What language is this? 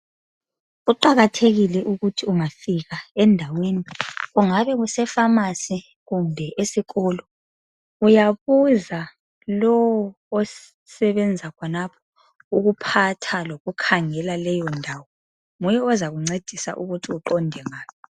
North Ndebele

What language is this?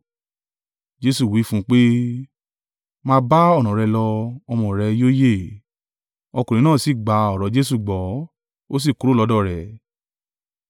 Yoruba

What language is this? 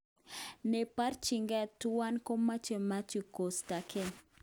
Kalenjin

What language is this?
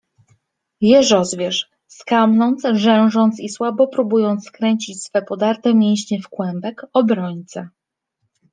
Polish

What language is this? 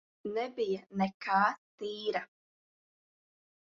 Latvian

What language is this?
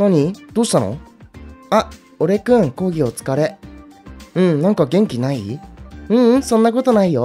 Japanese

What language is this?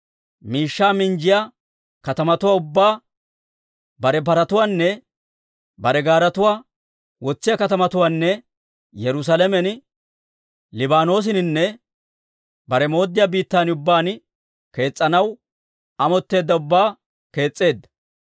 Dawro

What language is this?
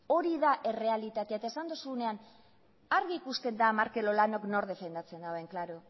Basque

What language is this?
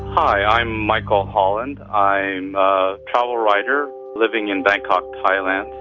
English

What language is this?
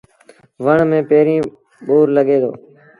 Sindhi Bhil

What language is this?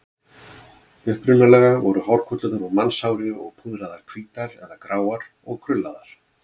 Icelandic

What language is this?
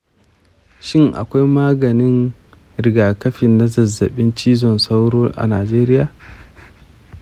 Hausa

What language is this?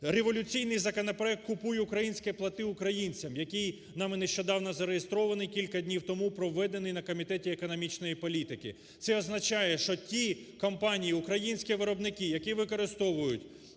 Ukrainian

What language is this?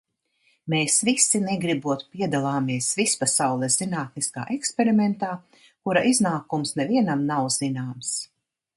Latvian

